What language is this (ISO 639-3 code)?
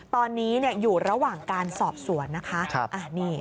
tha